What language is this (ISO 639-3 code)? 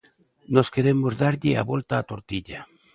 glg